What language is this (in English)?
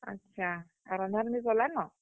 Odia